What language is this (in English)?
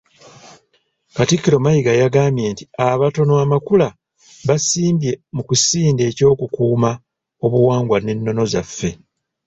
Ganda